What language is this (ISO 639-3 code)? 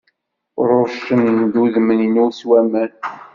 kab